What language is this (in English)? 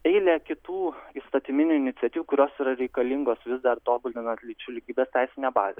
Lithuanian